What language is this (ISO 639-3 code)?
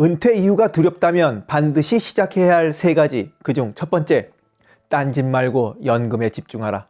kor